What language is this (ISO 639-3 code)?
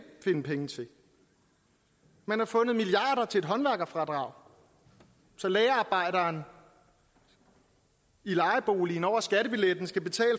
dan